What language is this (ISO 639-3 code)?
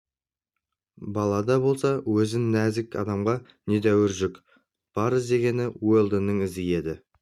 kaz